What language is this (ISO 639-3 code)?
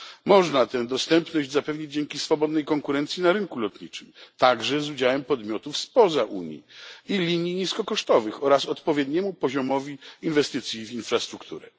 pol